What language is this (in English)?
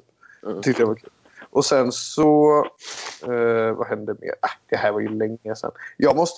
Swedish